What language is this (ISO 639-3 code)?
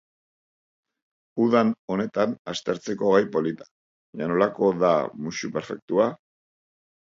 eus